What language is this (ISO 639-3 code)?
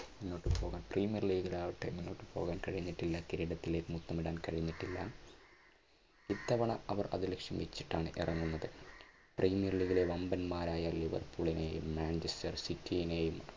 mal